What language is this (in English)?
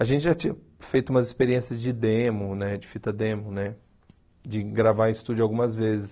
Portuguese